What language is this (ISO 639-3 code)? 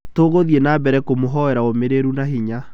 kik